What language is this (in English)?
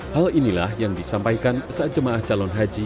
Indonesian